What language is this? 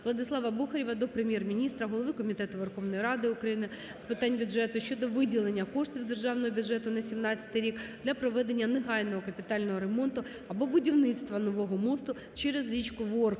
Ukrainian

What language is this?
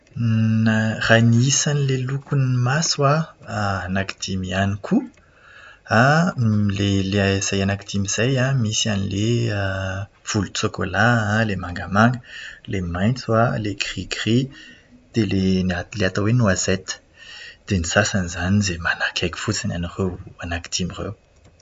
Malagasy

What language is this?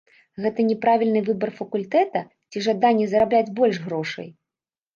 Belarusian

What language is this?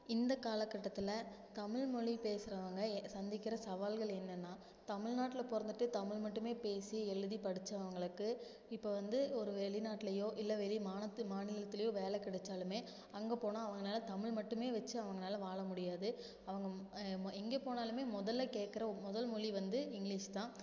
Tamil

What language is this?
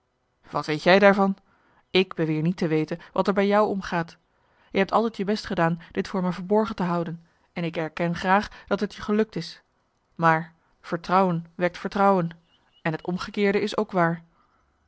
Dutch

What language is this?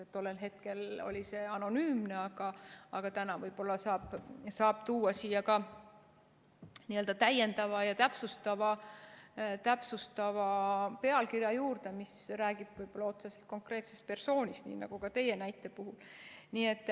Estonian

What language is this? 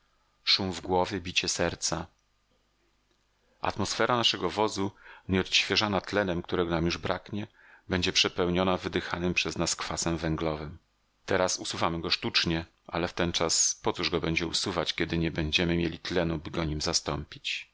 Polish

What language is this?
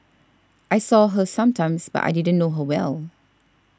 English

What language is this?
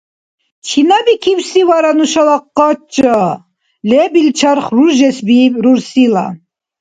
Dargwa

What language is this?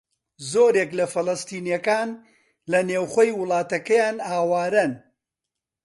Central Kurdish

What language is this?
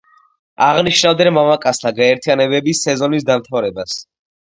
Georgian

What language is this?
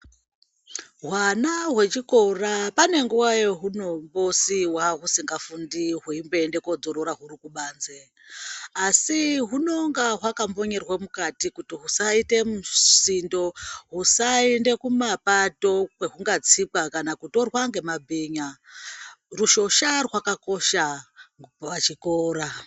Ndau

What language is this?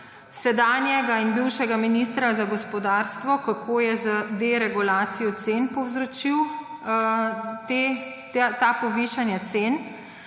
Slovenian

